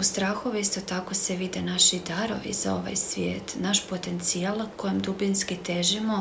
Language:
Croatian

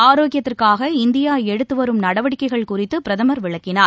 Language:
Tamil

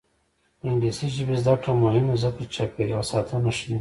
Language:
Pashto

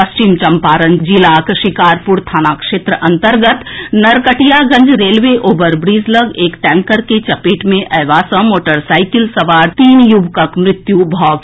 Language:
Maithili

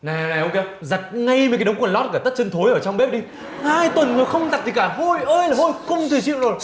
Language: Vietnamese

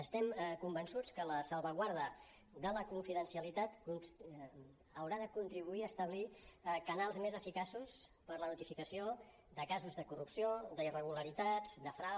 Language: Catalan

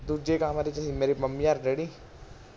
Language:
Punjabi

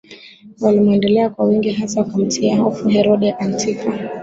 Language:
Swahili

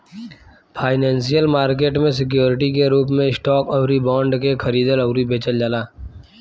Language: Bhojpuri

